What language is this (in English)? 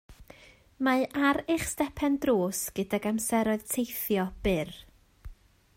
Welsh